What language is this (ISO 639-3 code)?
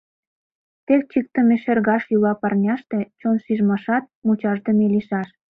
chm